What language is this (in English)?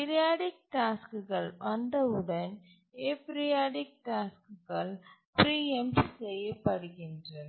Tamil